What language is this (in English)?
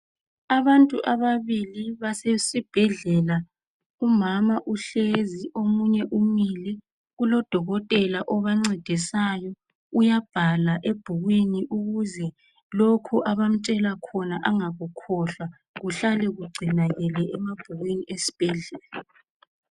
North Ndebele